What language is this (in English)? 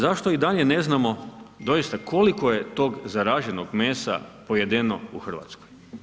Croatian